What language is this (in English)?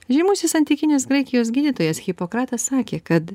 Lithuanian